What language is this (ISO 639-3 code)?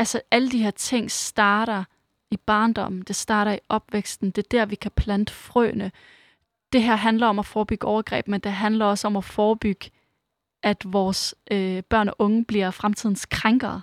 dan